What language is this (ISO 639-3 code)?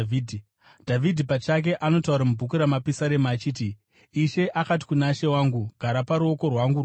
sna